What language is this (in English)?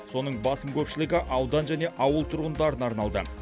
Kazakh